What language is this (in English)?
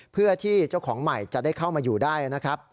Thai